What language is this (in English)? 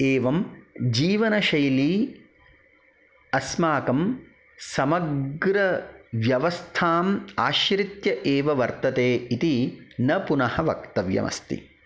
Sanskrit